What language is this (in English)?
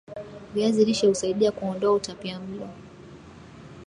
Swahili